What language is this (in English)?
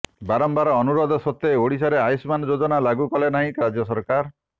Odia